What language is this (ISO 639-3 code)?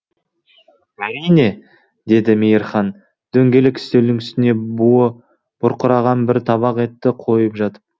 kaz